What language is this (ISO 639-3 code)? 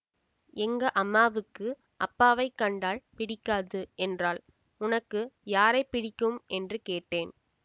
tam